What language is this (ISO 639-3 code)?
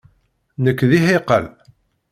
kab